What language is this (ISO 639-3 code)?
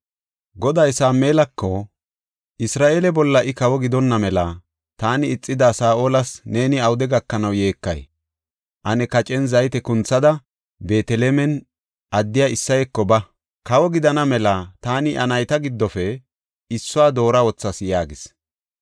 gof